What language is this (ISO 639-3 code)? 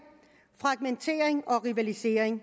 dan